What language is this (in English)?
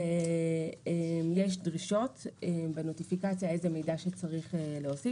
Hebrew